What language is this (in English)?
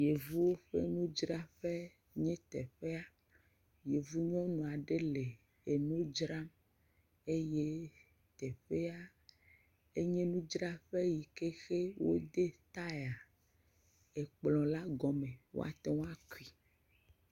Ewe